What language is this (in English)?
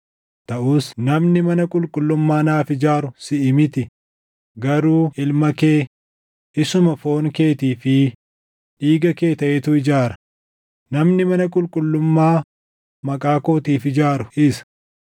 Oromo